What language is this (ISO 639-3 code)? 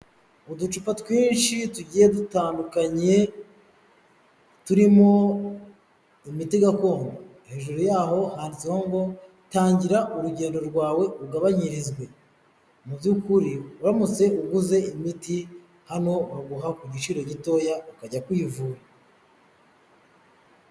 kin